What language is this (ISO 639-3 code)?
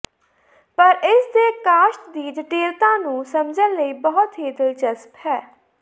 pan